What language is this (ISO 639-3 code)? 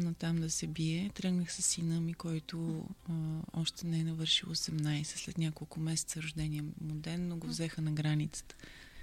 bul